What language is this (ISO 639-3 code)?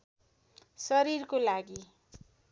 nep